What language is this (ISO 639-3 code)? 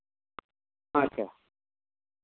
sat